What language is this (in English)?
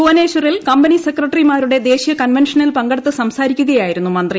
Malayalam